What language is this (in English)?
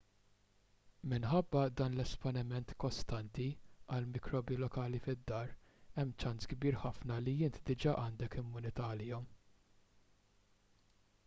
Maltese